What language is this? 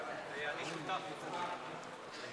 Hebrew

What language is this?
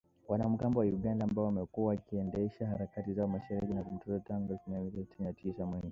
Swahili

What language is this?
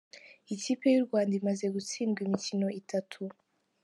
Kinyarwanda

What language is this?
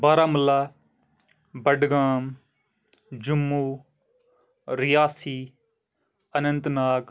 Kashmiri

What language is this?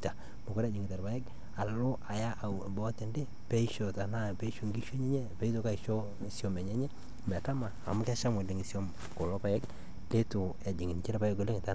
Masai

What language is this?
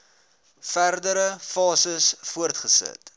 Afrikaans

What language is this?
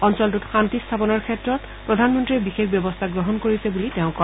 Assamese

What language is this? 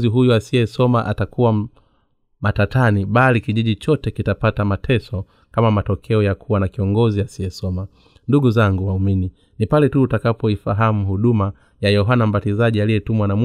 Swahili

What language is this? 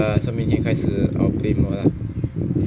English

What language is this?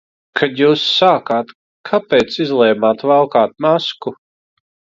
Latvian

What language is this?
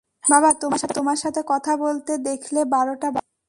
Bangla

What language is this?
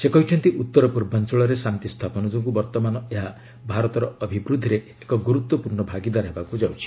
Odia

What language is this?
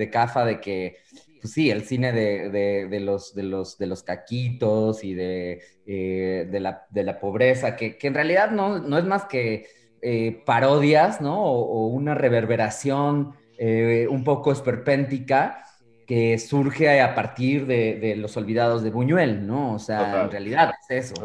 Spanish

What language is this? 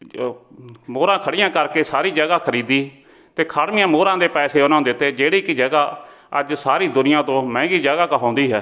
Punjabi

